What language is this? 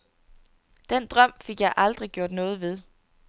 Danish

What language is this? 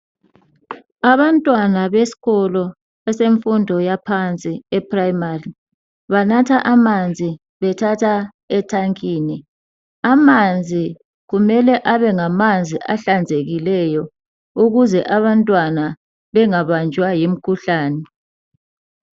North Ndebele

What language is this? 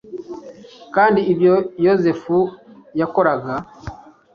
Kinyarwanda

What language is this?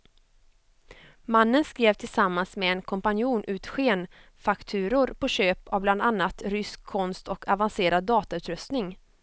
Swedish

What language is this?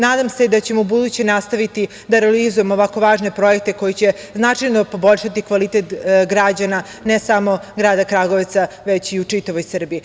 Serbian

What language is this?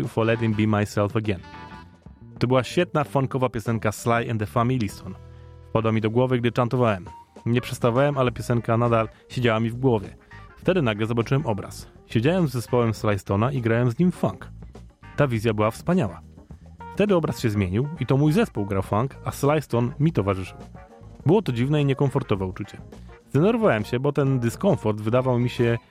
Polish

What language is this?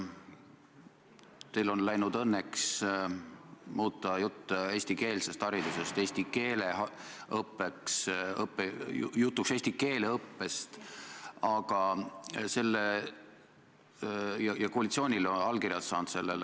Estonian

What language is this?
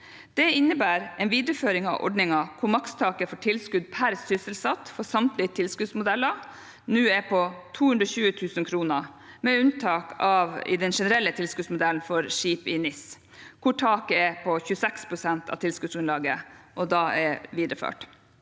Norwegian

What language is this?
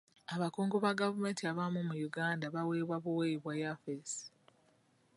Ganda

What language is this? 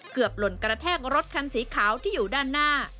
Thai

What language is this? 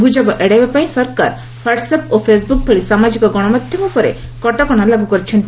Odia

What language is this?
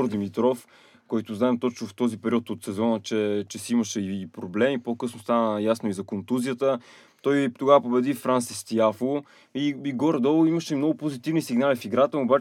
Bulgarian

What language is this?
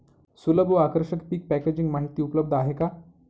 Marathi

